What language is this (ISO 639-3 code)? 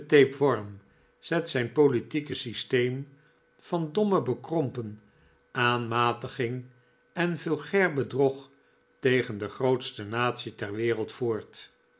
nld